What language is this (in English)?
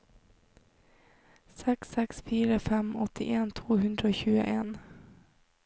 Norwegian